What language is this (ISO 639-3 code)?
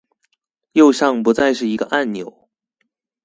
zho